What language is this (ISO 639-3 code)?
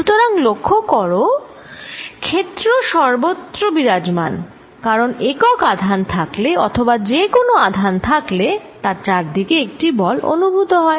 ben